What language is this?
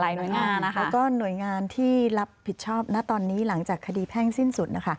Thai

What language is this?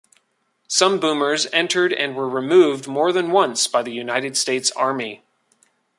English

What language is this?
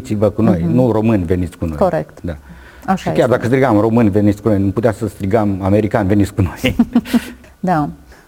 Romanian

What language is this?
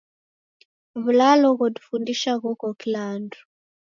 Taita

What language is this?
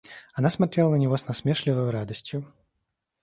Russian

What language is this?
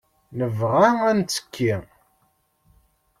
Kabyle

